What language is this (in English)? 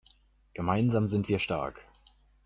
German